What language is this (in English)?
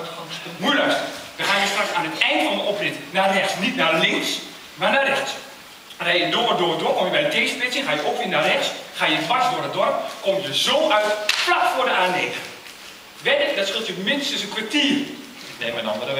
Dutch